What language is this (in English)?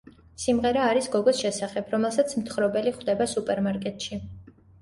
Georgian